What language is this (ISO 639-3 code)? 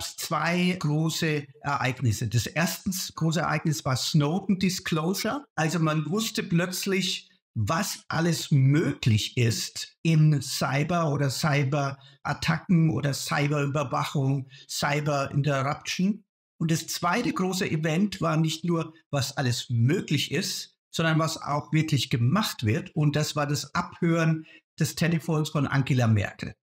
deu